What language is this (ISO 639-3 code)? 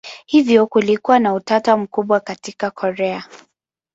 swa